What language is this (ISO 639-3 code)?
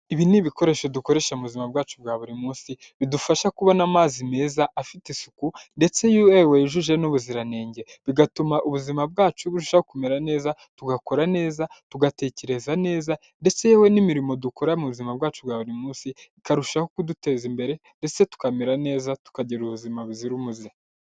kin